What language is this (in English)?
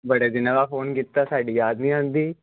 Punjabi